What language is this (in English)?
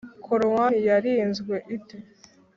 Kinyarwanda